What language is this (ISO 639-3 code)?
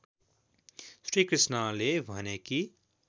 nep